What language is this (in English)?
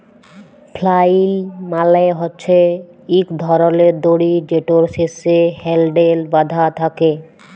Bangla